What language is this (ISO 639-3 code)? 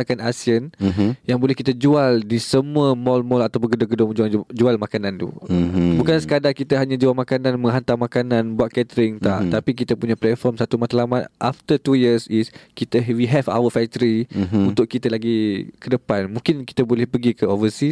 msa